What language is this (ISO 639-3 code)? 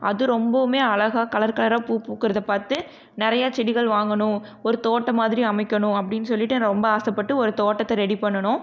tam